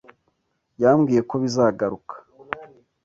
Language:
Kinyarwanda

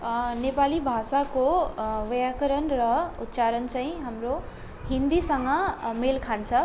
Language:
Nepali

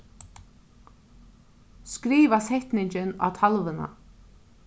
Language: Faroese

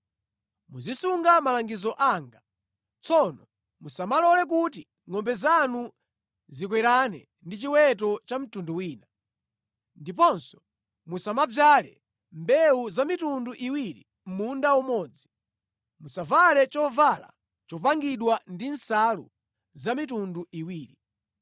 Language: Nyanja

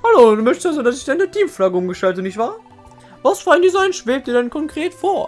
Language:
German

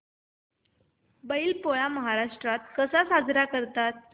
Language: Marathi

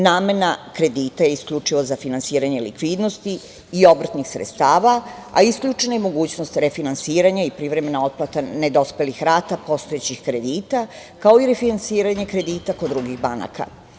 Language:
Serbian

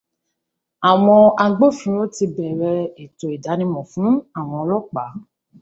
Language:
Yoruba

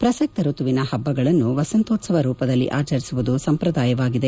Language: Kannada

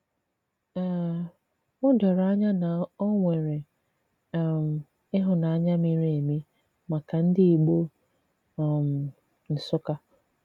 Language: Igbo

